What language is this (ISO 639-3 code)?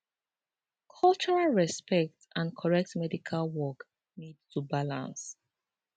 pcm